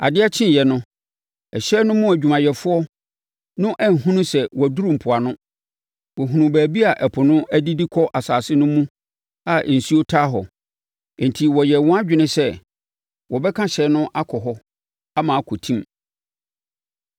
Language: Akan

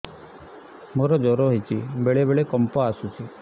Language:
Odia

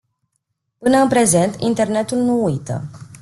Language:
Romanian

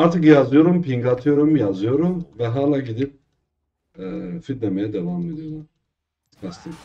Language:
Turkish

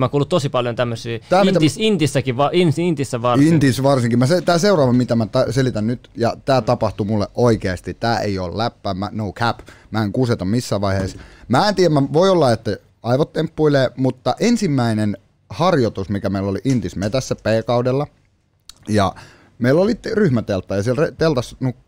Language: Finnish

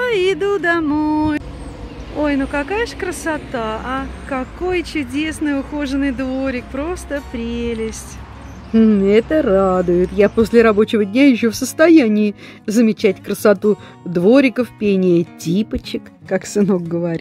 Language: Russian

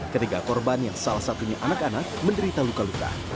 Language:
Indonesian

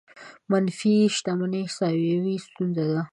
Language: Pashto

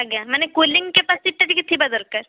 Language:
Odia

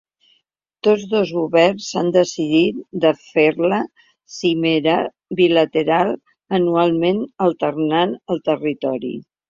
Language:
Catalan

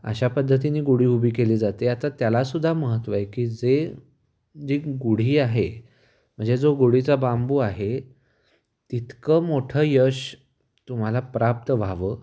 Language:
Marathi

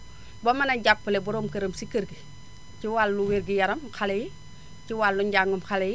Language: Wolof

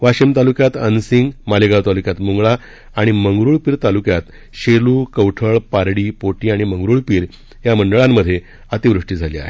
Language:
Marathi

